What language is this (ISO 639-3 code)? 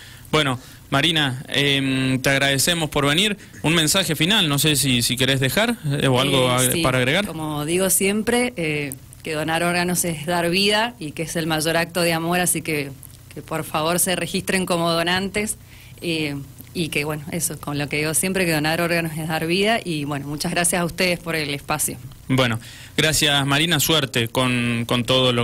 spa